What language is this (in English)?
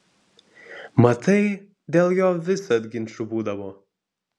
Lithuanian